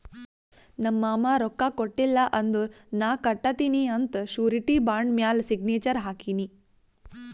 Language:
Kannada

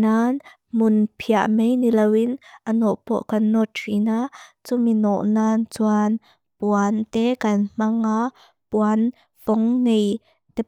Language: Mizo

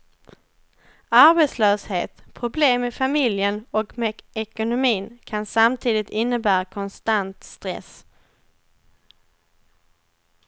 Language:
Swedish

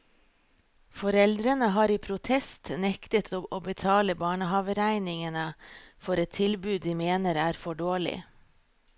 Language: Norwegian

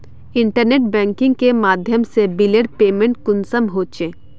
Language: Magahi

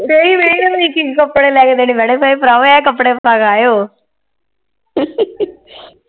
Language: Punjabi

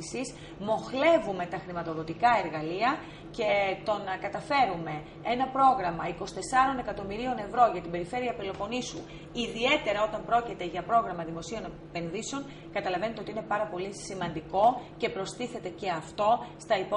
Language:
Greek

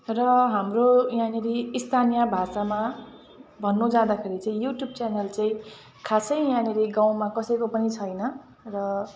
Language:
Nepali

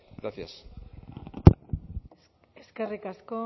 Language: Basque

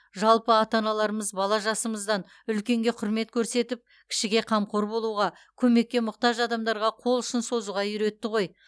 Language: Kazakh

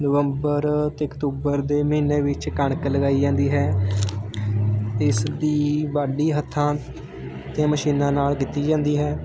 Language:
Punjabi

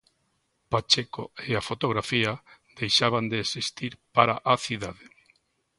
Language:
Galician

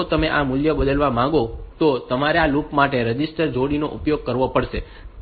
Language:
Gujarati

